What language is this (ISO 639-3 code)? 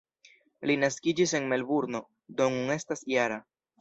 epo